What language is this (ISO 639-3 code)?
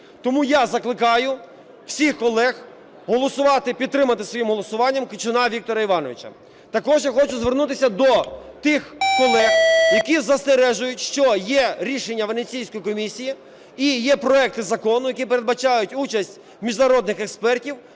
ukr